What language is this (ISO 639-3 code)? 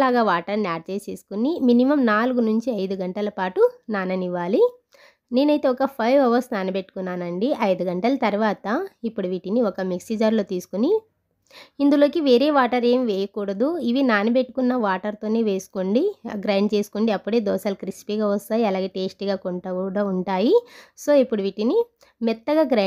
tel